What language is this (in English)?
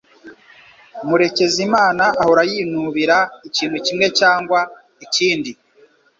Kinyarwanda